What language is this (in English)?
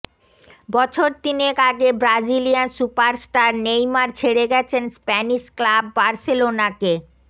Bangla